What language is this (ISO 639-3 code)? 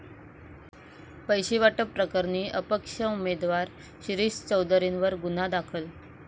mar